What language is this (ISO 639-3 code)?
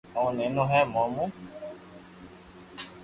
lrk